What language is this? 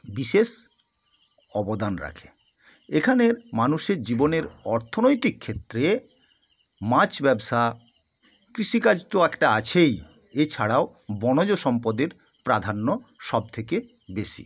Bangla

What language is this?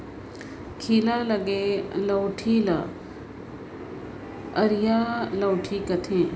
Chhattisgarhi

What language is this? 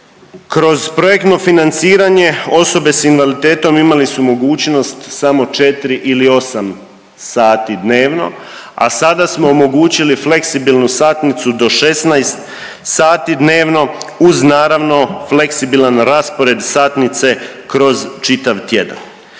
Croatian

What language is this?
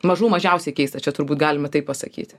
Lithuanian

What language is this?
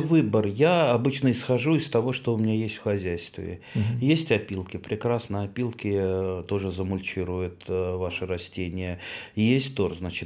Russian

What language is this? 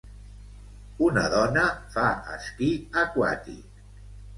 Catalan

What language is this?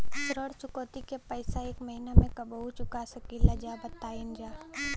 Bhojpuri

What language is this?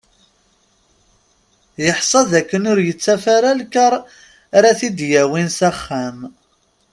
Kabyle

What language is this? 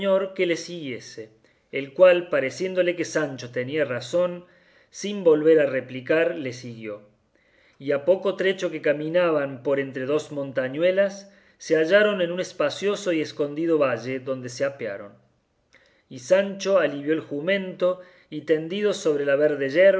Spanish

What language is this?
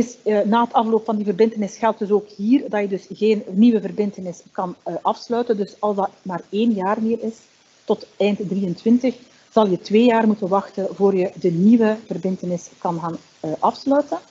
Dutch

